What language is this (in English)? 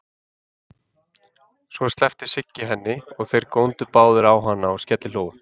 Icelandic